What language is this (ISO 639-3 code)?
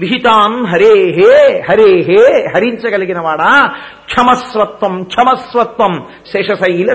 tel